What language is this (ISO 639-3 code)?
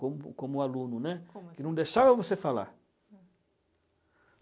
por